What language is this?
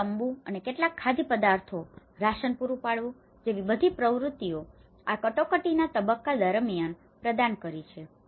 Gujarati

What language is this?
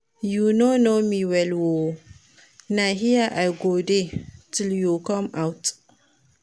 Nigerian Pidgin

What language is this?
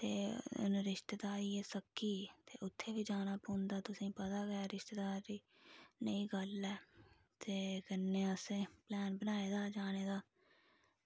Dogri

